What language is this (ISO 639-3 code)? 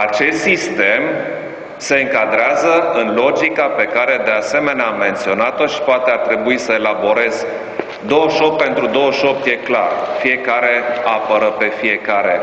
ron